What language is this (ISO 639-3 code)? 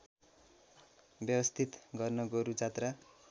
nep